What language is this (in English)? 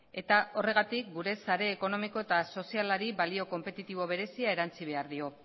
Basque